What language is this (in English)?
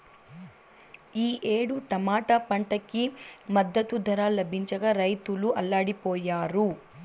Telugu